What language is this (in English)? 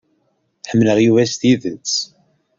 Kabyle